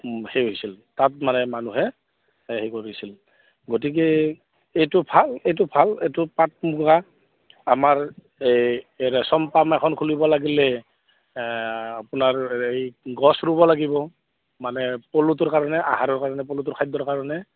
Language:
Assamese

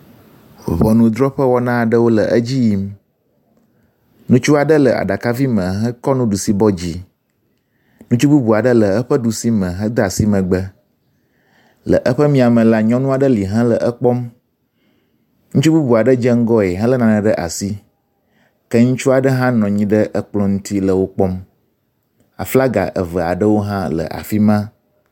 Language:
Ewe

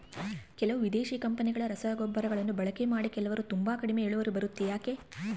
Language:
Kannada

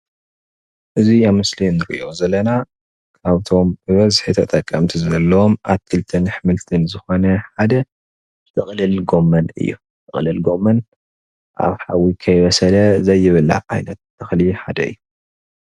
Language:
Tigrinya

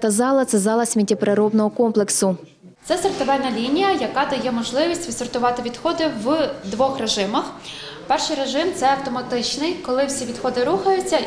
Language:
Ukrainian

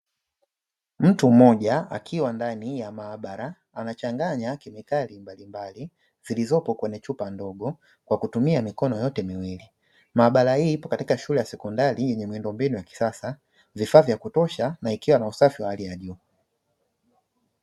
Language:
Swahili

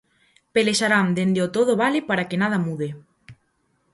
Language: Galician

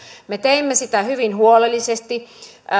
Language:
Finnish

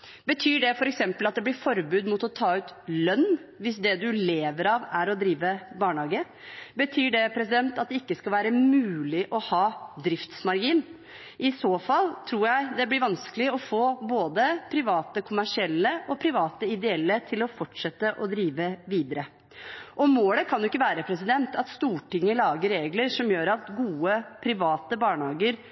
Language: Norwegian Bokmål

